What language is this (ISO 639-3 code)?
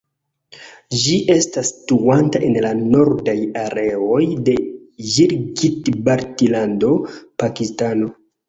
epo